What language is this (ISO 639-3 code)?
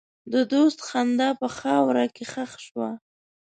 pus